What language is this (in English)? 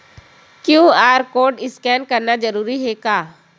Chhattisgarhi